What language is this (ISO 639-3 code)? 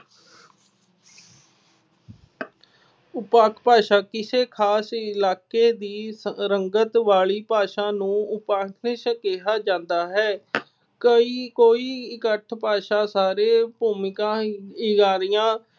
pan